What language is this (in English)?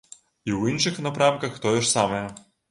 Belarusian